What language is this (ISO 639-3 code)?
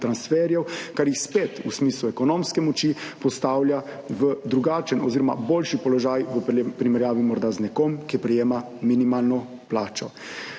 slv